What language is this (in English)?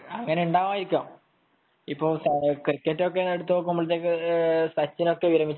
Malayalam